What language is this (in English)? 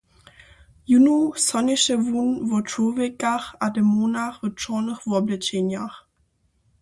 Upper Sorbian